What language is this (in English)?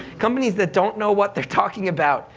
English